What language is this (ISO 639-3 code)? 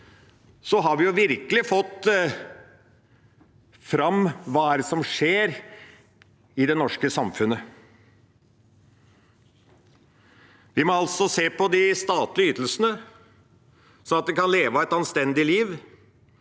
nor